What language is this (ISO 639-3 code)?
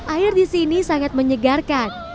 ind